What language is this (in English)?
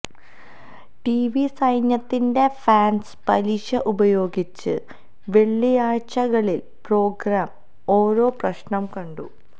Malayalam